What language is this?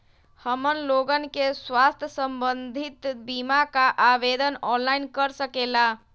Magahi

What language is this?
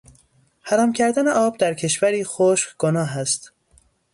Persian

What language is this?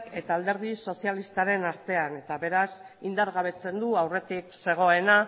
Basque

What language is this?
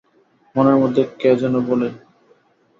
Bangla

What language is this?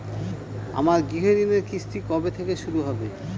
Bangla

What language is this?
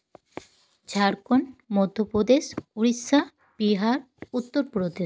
Santali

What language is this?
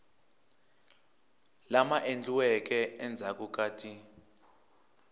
Tsonga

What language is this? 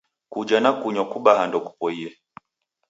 Taita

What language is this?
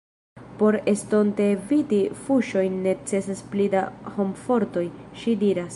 Esperanto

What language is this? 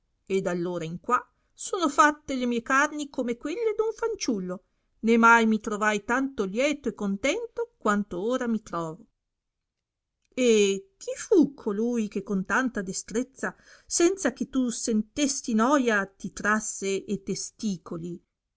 Italian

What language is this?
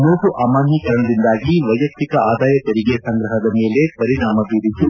Kannada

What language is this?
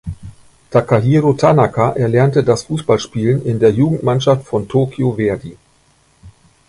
German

